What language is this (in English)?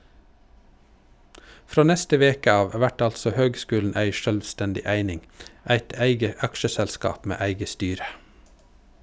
Norwegian